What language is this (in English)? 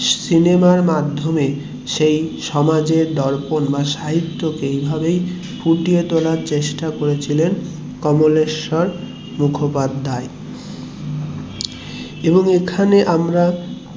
Bangla